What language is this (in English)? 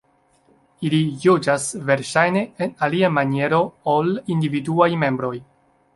Esperanto